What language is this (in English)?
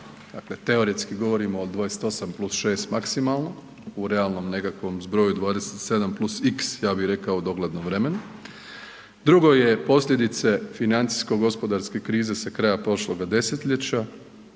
Croatian